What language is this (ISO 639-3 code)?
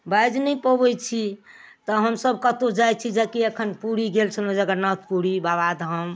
mai